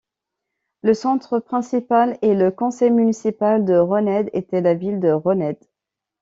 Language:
French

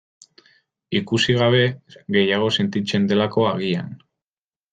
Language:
Basque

